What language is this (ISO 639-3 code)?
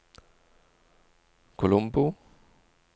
nor